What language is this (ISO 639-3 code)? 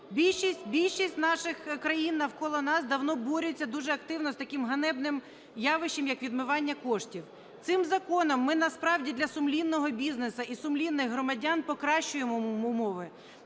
ukr